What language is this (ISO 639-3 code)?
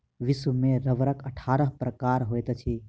mai